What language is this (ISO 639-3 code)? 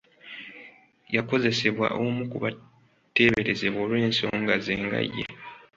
lug